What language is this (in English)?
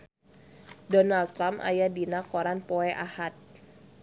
Sundanese